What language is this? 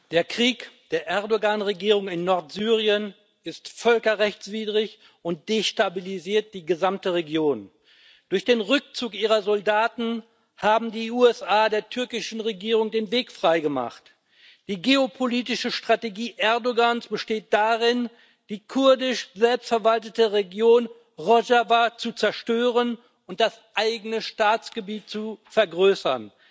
German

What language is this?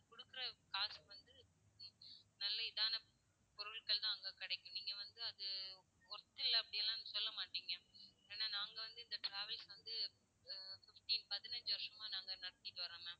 Tamil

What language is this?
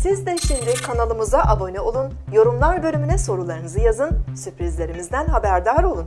Turkish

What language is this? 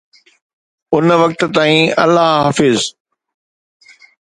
Sindhi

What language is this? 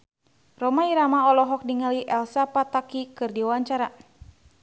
Sundanese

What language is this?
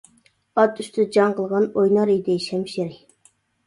Uyghur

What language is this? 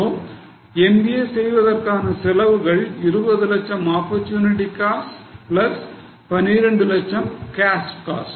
Tamil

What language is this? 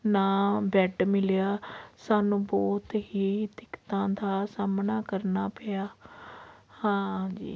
Punjabi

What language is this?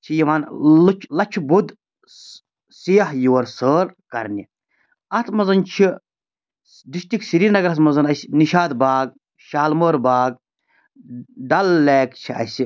Kashmiri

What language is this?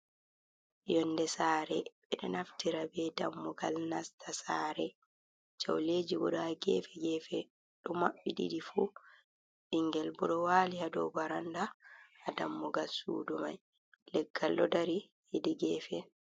Fula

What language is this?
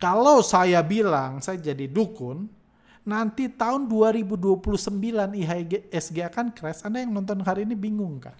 Indonesian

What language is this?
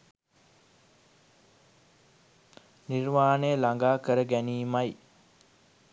Sinhala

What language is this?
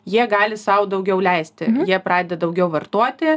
Lithuanian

